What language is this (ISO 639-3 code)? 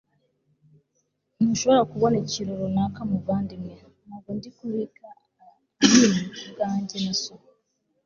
kin